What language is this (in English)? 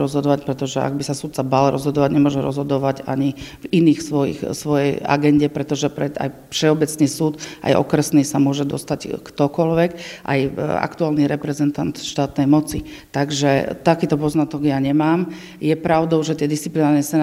Slovak